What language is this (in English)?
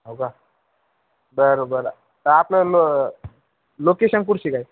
Marathi